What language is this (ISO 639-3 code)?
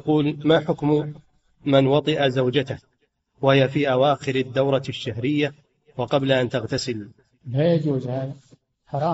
ara